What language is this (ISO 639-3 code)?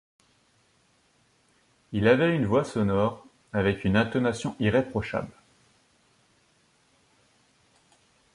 fra